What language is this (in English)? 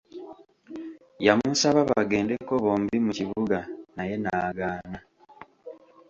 Ganda